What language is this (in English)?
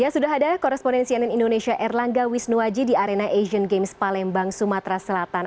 Indonesian